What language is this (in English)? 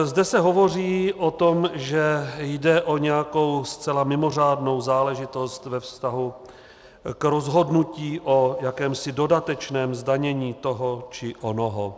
Czech